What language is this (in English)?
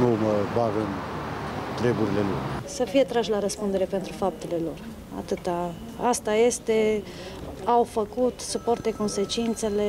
Romanian